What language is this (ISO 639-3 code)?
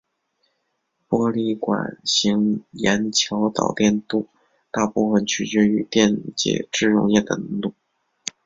zho